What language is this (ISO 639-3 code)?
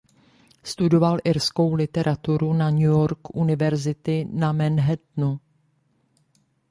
ces